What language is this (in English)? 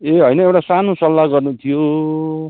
Nepali